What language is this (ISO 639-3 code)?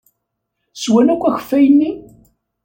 kab